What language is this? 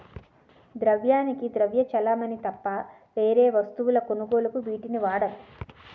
Telugu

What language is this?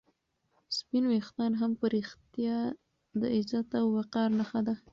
Pashto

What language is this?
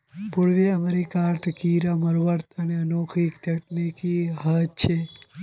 Magahi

